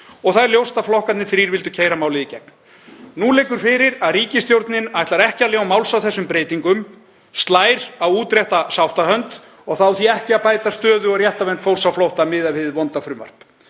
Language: Icelandic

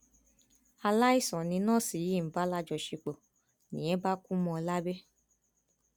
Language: Yoruba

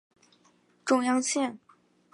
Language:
Chinese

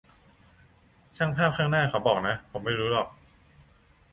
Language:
Thai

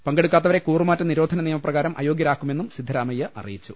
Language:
Malayalam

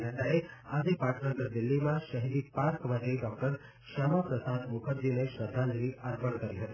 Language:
Gujarati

